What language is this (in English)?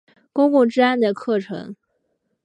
Chinese